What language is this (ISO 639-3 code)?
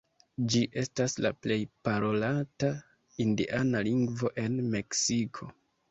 epo